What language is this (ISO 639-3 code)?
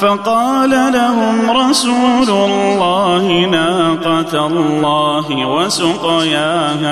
ara